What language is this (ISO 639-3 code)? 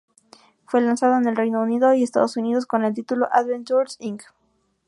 spa